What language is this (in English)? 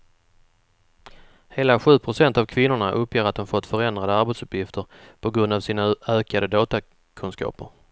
Swedish